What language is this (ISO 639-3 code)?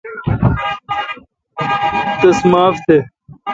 xka